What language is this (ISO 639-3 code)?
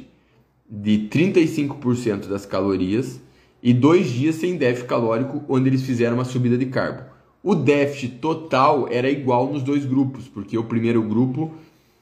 por